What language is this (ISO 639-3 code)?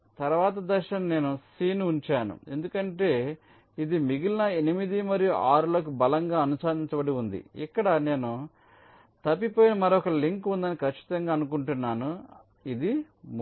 tel